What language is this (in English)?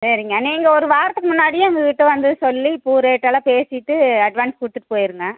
Tamil